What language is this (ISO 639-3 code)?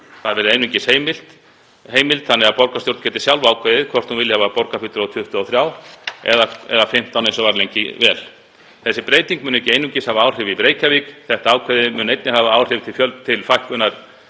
isl